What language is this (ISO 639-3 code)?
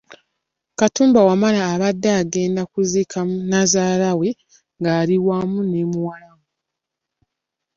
lug